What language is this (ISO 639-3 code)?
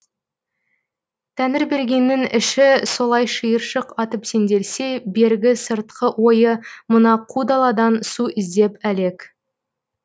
kaz